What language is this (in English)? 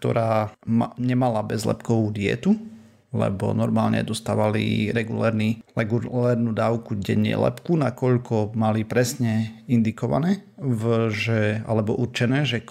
Slovak